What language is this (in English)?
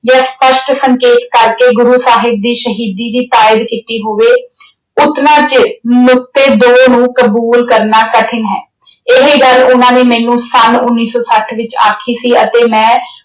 Punjabi